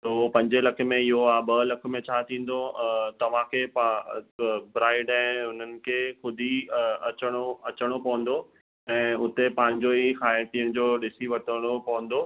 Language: Sindhi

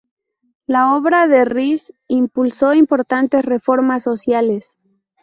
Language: Spanish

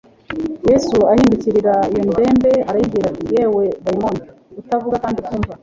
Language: Kinyarwanda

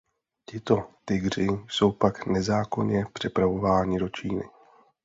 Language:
Czech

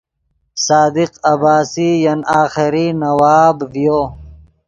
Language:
Yidgha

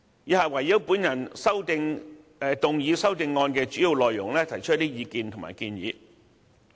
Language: Cantonese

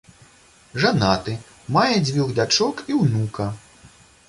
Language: Belarusian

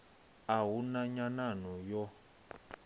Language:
Venda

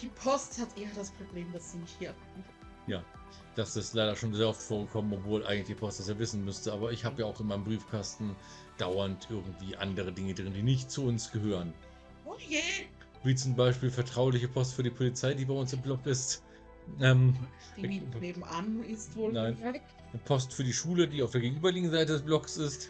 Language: German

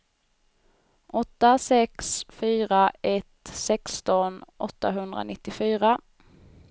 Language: Swedish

